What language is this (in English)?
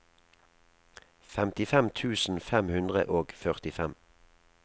Norwegian